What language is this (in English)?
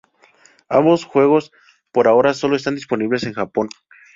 Spanish